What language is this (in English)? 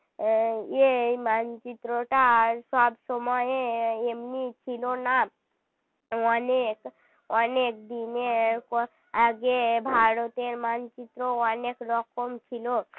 Bangla